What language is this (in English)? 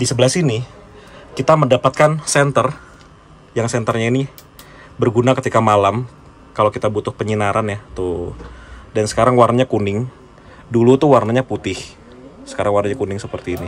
Indonesian